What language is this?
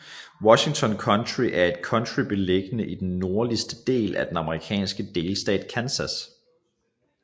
Danish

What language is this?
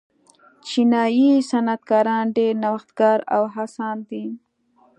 Pashto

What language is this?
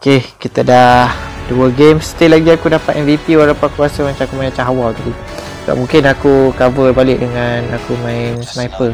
Malay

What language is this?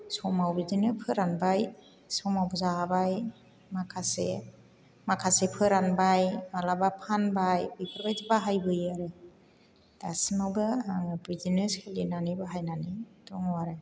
Bodo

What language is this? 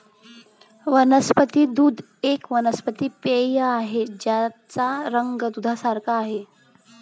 Marathi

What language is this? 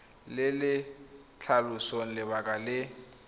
Tswana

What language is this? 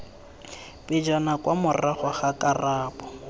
Tswana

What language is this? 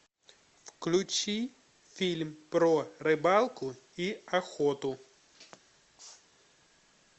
Russian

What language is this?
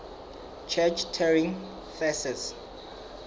Southern Sotho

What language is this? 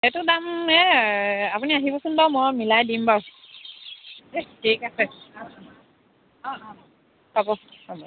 Assamese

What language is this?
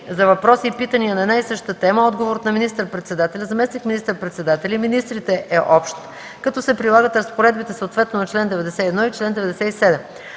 Bulgarian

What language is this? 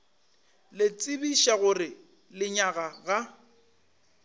Northern Sotho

